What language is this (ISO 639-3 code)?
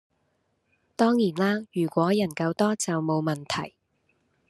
yue